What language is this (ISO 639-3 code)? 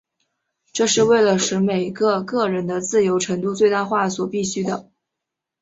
zho